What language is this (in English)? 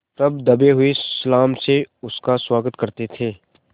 Hindi